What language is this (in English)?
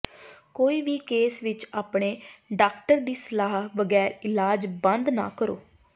Punjabi